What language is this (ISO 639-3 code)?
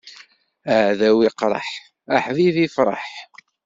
kab